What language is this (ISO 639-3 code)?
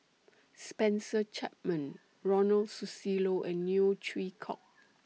eng